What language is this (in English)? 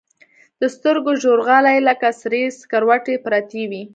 Pashto